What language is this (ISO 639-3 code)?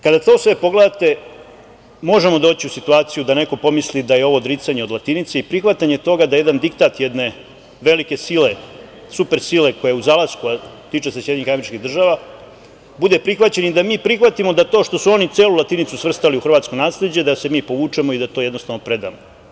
srp